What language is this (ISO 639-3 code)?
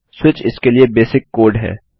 hin